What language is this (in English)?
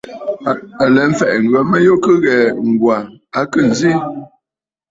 Bafut